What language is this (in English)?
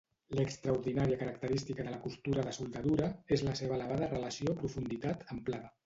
Catalan